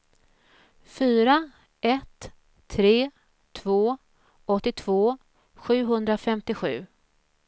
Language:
Swedish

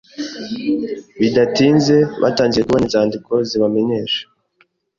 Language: Kinyarwanda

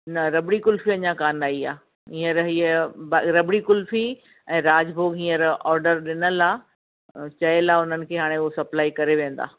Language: Sindhi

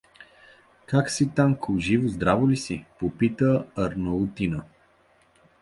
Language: Bulgarian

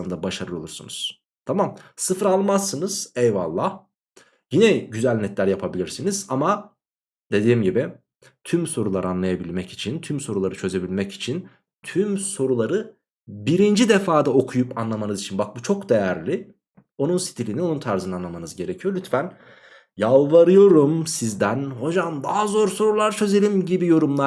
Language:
Turkish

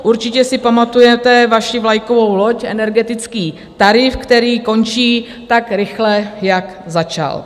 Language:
Czech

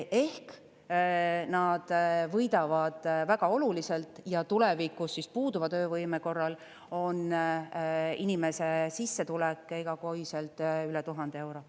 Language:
Estonian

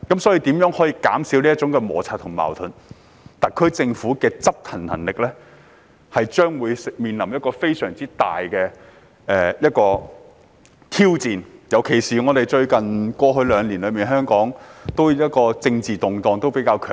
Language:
Cantonese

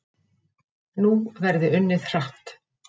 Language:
Icelandic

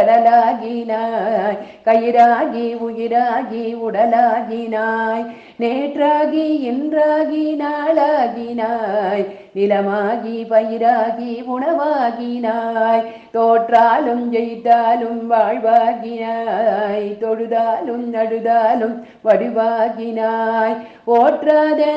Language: Tamil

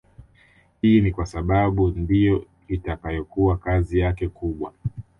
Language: Swahili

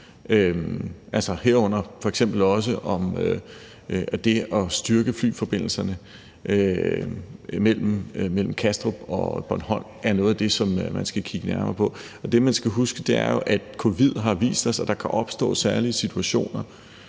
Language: Danish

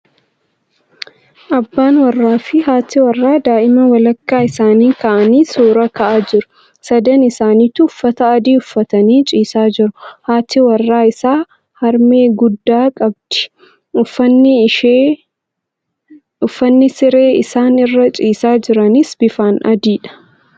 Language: Oromo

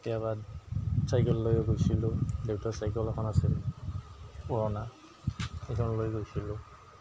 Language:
Assamese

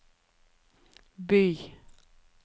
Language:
Norwegian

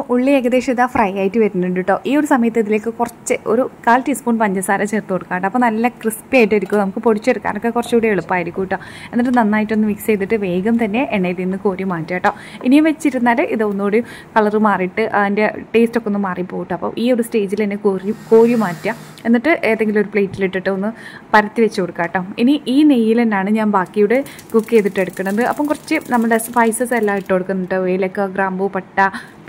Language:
Malayalam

